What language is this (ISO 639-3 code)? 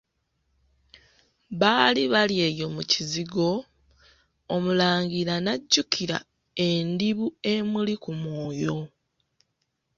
lug